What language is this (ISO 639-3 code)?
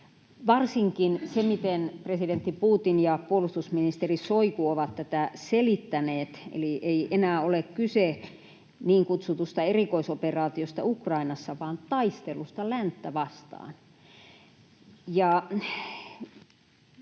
fin